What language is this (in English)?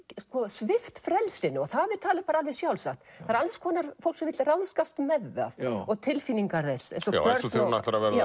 Icelandic